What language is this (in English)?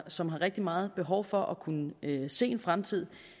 Danish